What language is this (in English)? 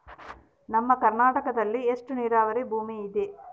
Kannada